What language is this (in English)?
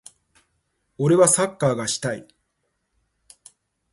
Japanese